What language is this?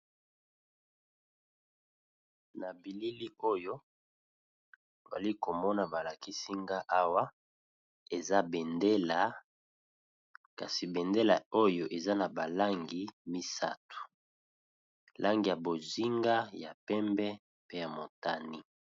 Lingala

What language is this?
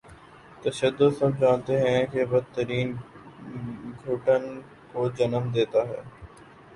Urdu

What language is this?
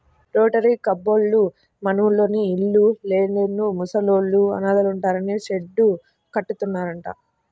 Telugu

